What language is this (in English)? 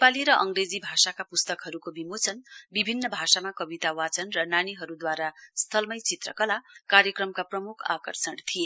Nepali